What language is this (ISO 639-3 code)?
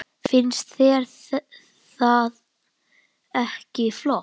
isl